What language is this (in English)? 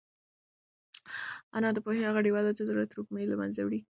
Pashto